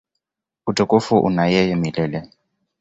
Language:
Swahili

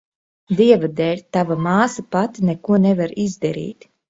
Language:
Latvian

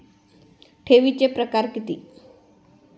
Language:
Marathi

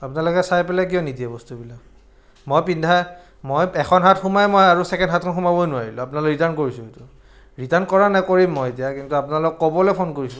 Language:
Assamese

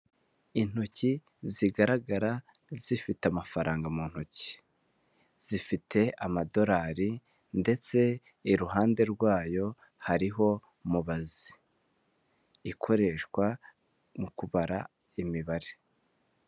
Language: Kinyarwanda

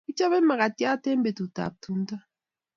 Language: Kalenjin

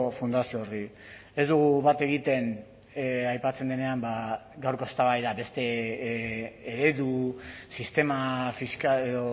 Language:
Basque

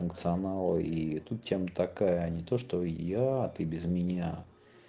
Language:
Russian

